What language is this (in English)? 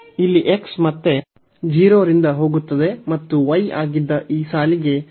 Kannada